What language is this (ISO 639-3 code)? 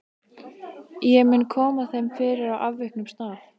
isl